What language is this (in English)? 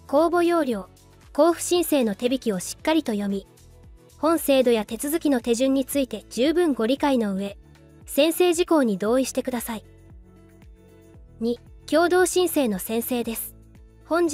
Japanese